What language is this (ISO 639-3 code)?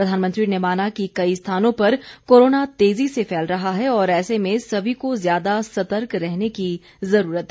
hin